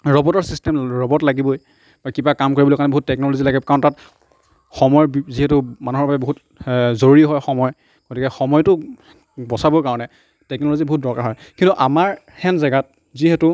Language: Assamese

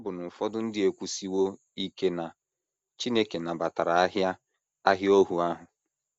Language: Igbo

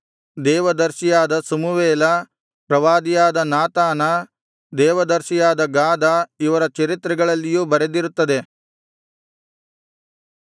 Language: Kannada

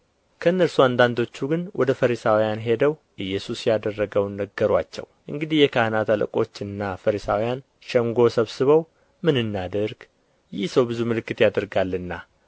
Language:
Amharic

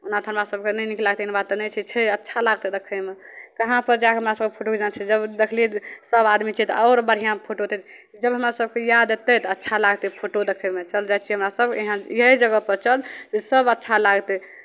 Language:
Maithili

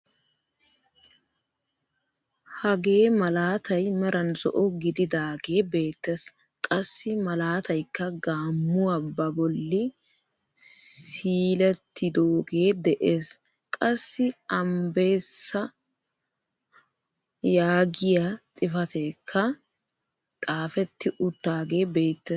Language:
Wolaytta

